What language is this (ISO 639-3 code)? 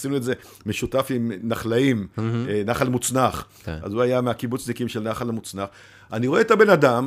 heb